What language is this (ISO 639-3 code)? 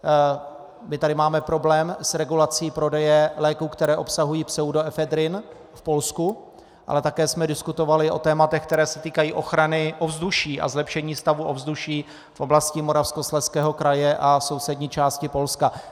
ces